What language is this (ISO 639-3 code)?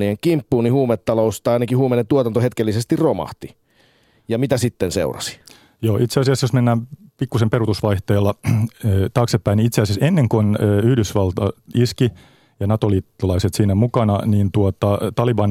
fin